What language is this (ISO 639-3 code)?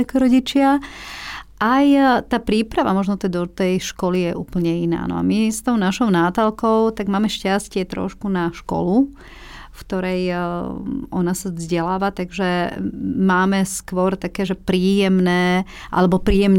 slk